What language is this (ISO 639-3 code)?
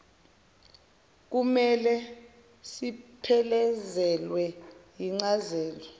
zul